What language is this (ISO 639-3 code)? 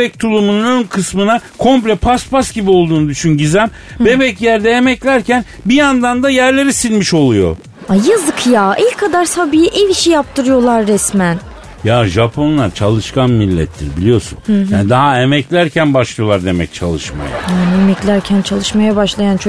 tur